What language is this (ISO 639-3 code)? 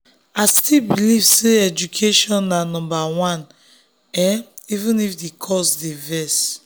pcm